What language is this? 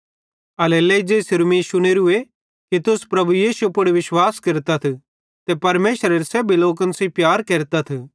Bhadrawahi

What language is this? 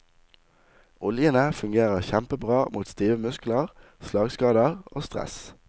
Norwegian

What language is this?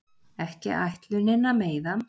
Icelandic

